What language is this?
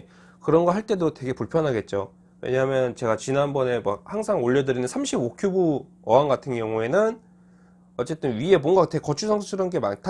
Korean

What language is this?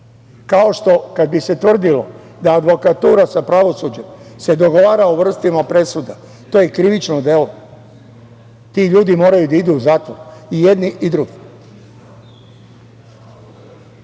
Serbian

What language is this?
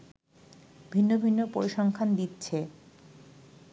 Bangla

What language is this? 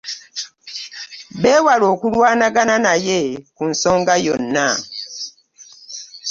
Ganda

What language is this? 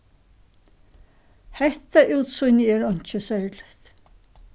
Faroese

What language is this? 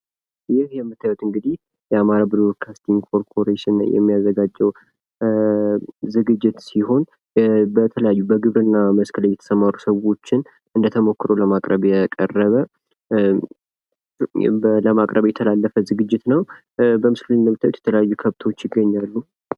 Amharic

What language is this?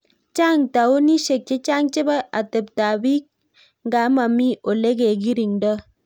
Kalenjin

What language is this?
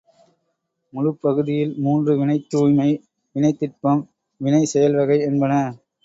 Tamil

